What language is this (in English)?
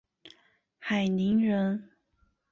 Chinese